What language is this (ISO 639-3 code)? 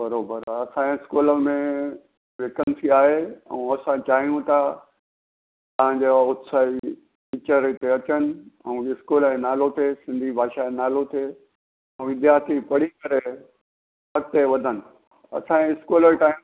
snd